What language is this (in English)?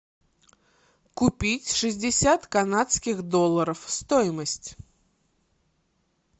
Russian